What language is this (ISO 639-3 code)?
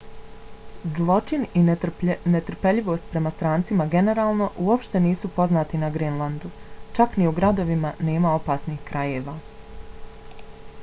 bos